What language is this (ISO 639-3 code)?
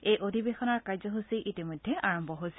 asm